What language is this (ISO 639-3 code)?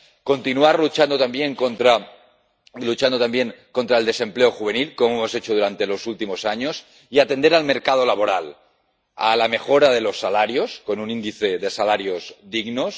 spa